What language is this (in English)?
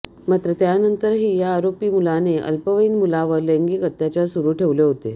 Marathi